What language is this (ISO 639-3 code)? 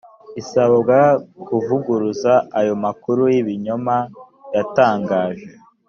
kin